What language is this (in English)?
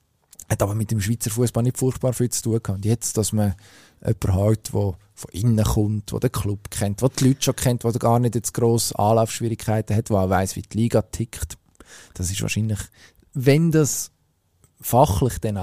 German